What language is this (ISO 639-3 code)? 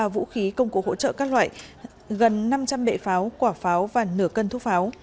vie